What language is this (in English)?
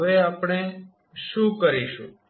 Gujarati